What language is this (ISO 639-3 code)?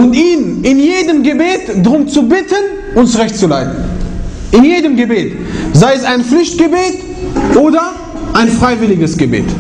deu